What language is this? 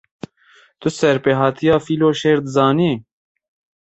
Kurdish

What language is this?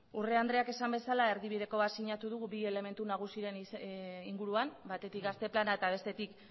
Basque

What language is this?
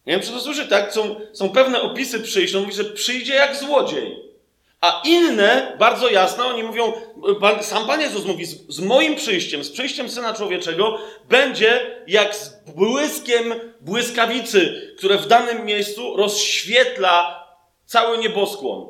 Polish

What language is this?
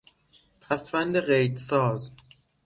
Persian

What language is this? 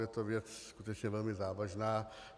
Czech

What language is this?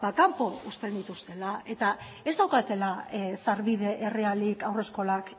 Basque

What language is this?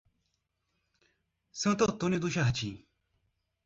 Portuguese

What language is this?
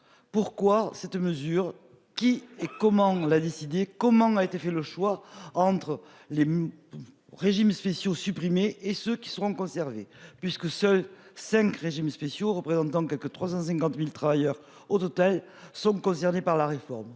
French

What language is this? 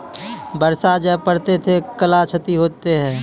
Maithili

